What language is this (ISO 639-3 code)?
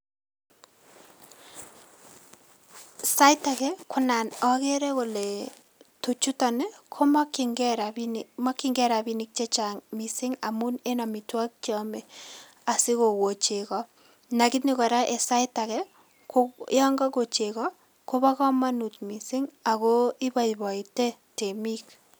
kln